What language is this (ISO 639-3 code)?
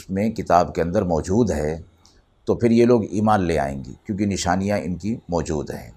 urd